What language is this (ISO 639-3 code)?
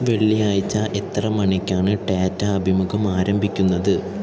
mal